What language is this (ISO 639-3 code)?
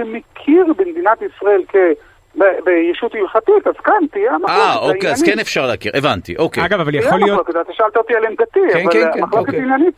heb